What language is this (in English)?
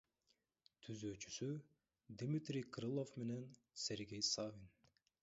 Kyrgyz